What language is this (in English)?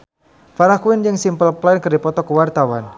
Sundanese